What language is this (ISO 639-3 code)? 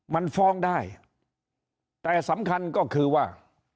tha